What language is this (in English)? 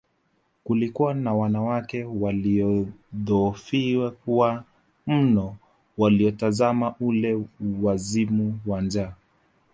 Swahili